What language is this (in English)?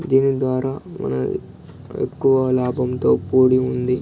Telugu